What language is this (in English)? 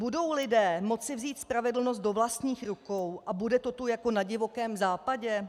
Czech